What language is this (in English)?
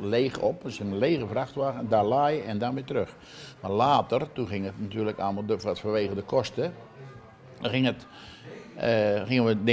Dutch